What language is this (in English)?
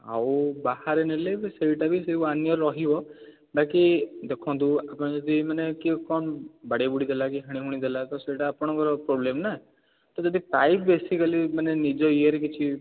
Odia